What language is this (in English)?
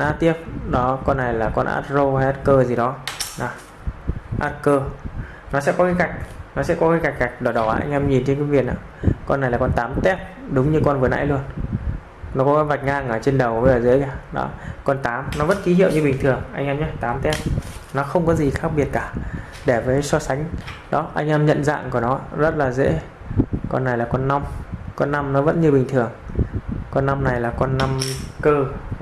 Vietnamese